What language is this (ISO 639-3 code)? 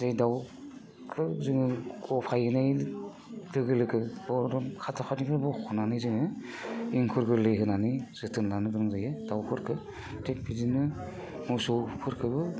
brx